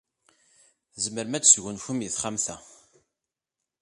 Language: Kabyle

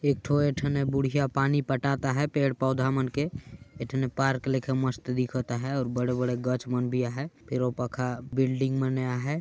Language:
Sadri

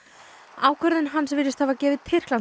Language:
Icelandic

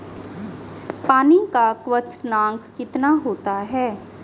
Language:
Hindi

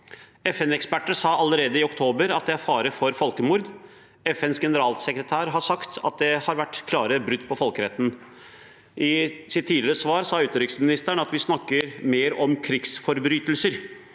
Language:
Norwegian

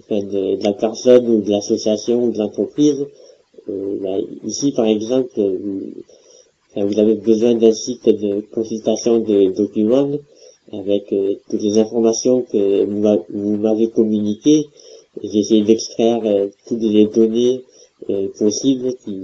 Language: French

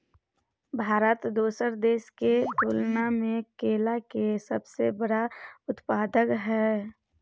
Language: Maithili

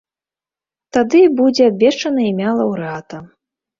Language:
Belarusian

